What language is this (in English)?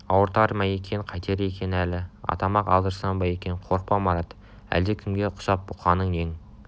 Kazakh